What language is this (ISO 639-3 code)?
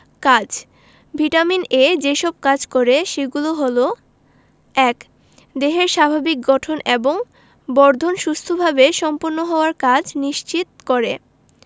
ben